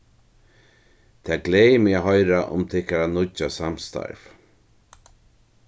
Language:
Faroese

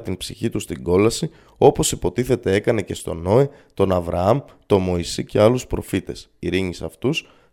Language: Greek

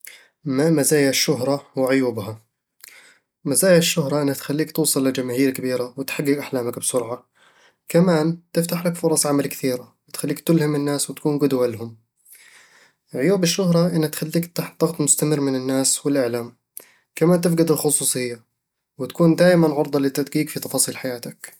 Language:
Eastern Egyptian Bedawi Arabic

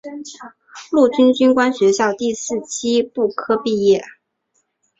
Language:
Chinese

